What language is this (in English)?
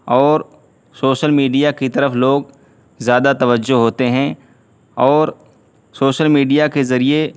Urdu